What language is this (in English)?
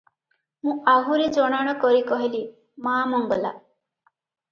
Odia